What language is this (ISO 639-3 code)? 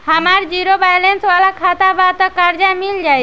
bho